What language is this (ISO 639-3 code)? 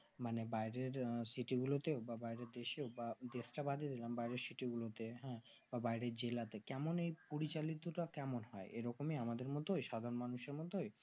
ben